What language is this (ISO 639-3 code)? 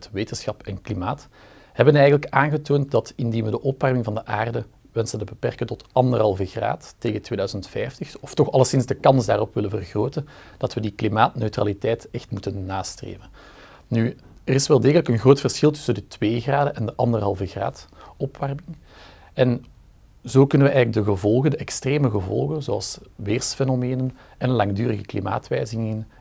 nld